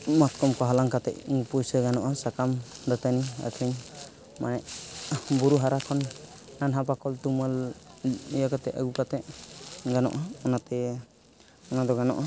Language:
Santali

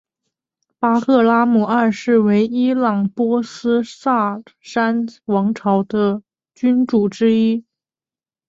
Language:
Chinese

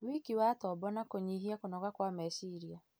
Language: Kikuyu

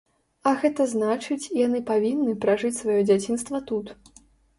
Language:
Belarusian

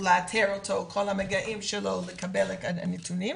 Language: Hebrew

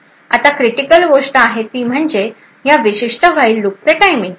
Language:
Marathi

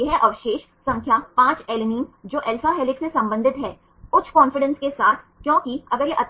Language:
Hindi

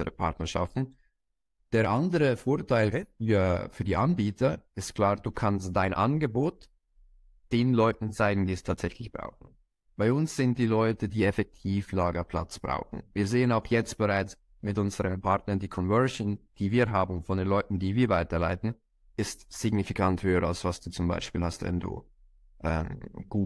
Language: German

